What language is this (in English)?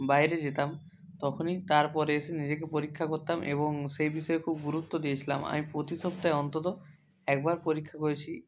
Bangla